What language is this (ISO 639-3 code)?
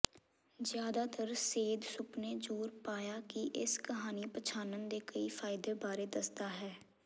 pan